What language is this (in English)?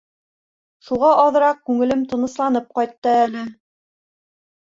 Bashkir